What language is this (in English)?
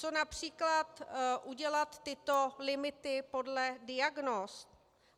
Czech